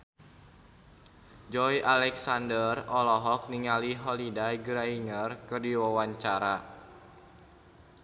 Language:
Sundanese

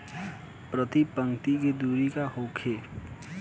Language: Bhojpuri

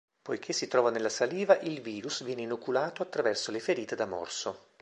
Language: Italian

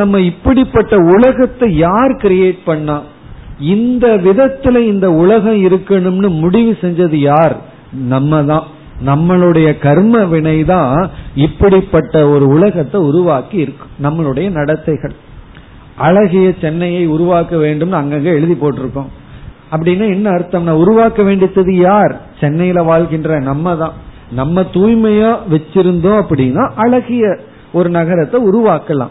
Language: Tamil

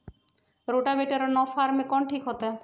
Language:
Magahi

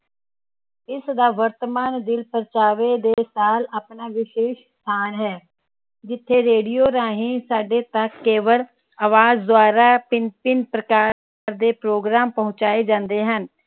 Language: Punjabi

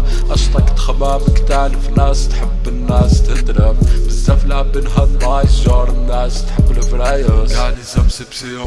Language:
French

